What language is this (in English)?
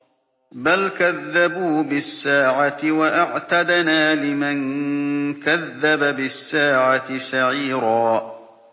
Arabic